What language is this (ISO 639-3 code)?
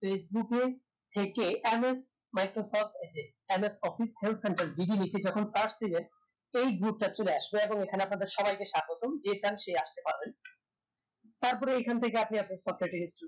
ben